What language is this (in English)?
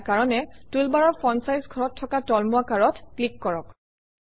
Assamese